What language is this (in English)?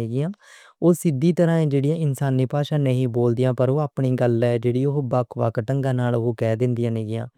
Western Panjabi